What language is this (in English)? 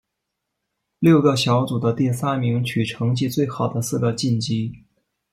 Chinese